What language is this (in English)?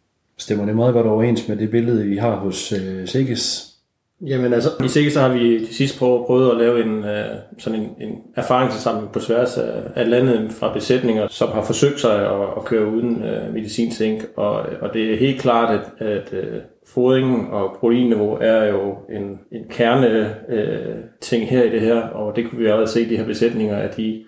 Danish